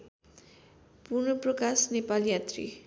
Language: Nepali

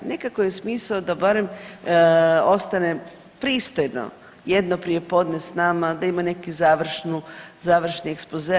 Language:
Croatian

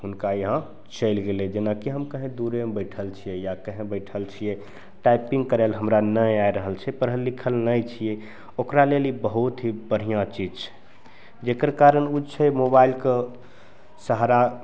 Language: Maithili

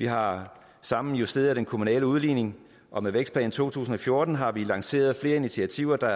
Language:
Danish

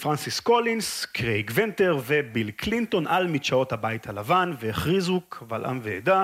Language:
Hebrew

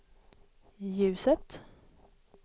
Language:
Swedish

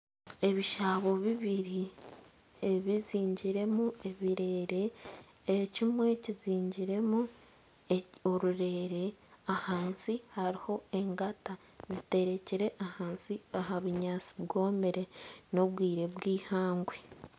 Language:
Nyankole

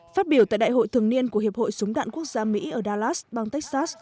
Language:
Vietnamese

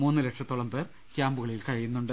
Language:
Malayalam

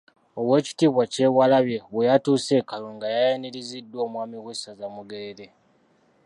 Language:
Ganda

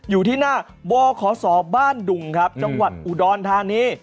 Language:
Thai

